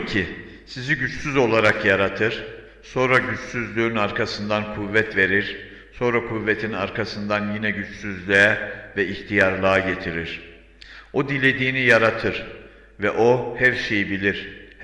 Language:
Turkish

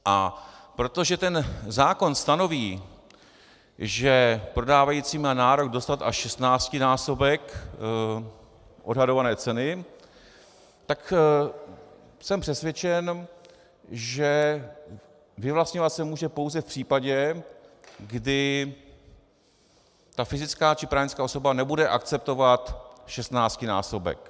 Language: Czech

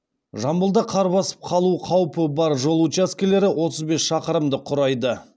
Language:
Kazakh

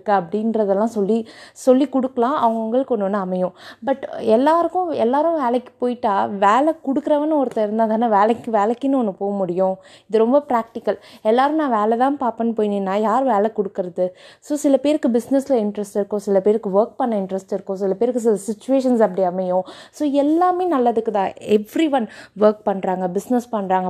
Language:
Tamil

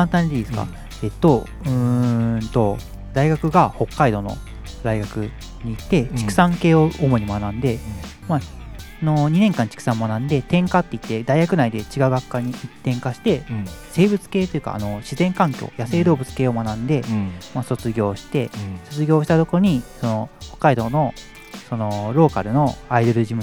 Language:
Japanese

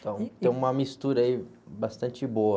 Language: Portuguese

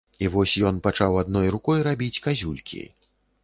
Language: Belarusian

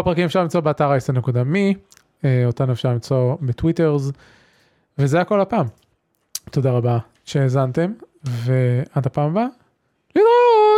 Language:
Hebrew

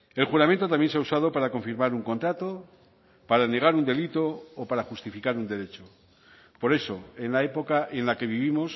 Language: Spanish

